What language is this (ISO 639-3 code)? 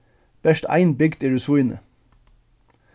fao